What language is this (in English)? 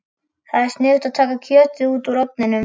Icelandic